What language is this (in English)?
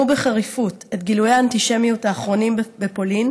Hebrew